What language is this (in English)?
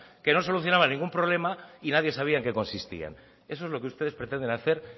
Spanish